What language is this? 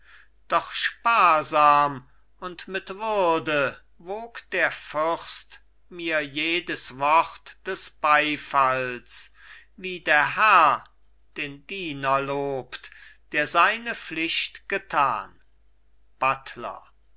German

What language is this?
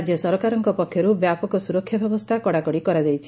Odia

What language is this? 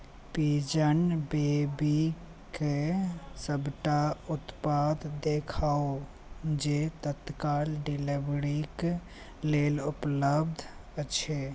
Maithili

